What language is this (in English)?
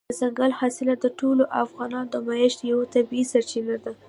Pashto